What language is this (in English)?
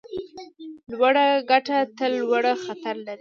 Pashto